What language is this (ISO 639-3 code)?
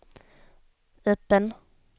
swe